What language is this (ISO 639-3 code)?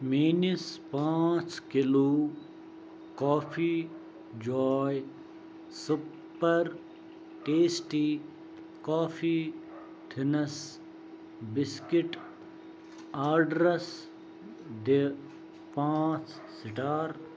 kas